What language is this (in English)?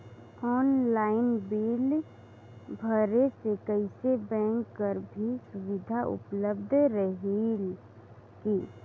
Chhattisgarhi